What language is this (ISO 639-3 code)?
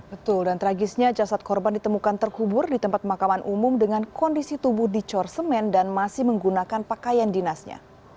ind